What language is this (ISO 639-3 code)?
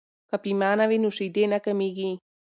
pus